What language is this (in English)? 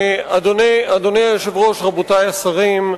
Hebrew